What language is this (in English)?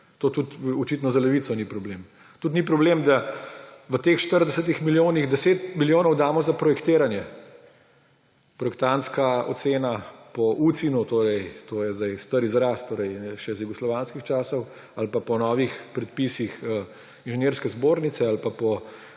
Slovenian